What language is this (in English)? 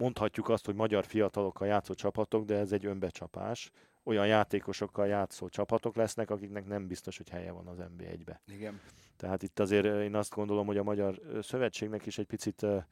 Hungarian